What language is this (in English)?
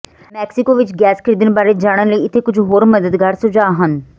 Punjabi